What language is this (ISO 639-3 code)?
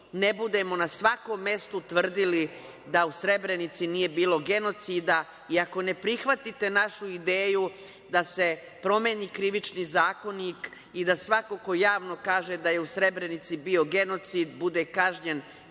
srp